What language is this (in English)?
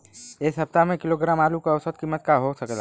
Bhojpuri